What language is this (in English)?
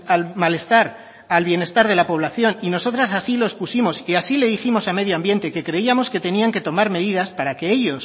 Spanish